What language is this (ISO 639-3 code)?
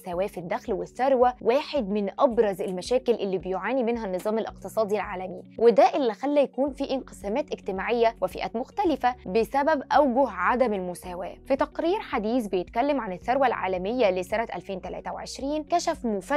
ara